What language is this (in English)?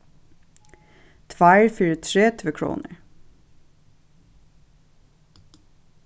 Faroese